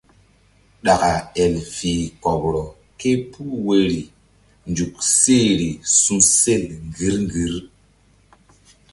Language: Mbum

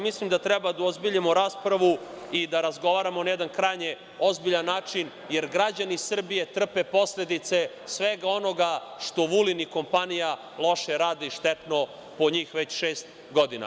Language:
Serbian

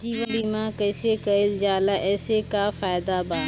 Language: Bhojpuri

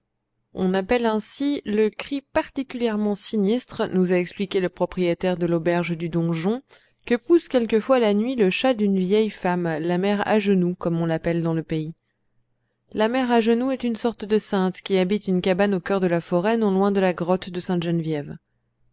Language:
French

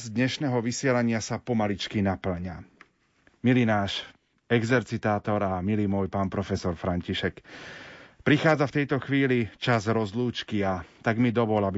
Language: Slovak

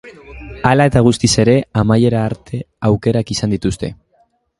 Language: Basque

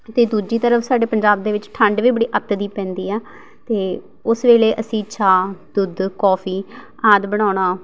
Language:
Punjabi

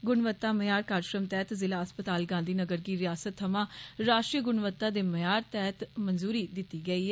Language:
Dogri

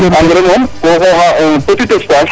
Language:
Serer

